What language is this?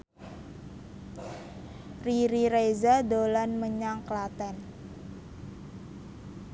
Javanese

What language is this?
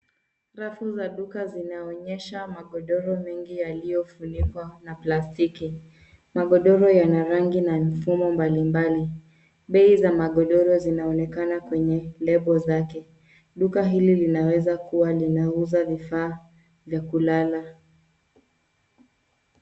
Swahili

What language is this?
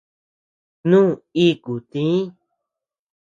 Tepeuxila Cuicatec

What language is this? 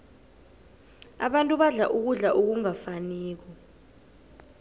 South Ndebele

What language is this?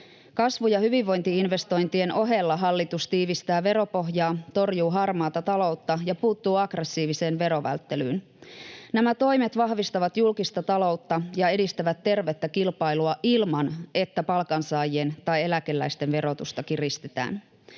Finnish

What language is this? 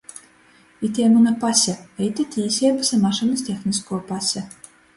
Latgalian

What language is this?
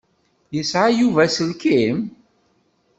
Kabyle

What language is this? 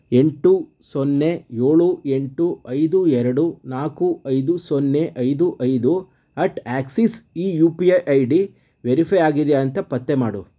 Kannada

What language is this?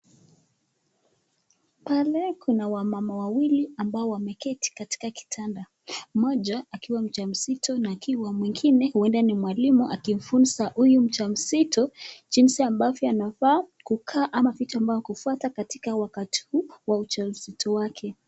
Swahili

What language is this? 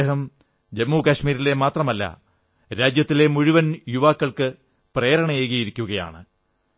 Malayalam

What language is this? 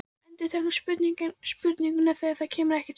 Icelandic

